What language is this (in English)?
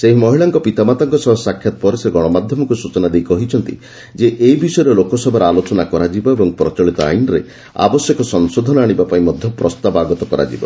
Odia